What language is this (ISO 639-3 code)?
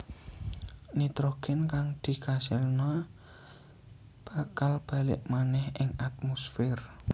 jav